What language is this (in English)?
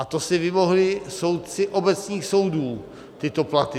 Czech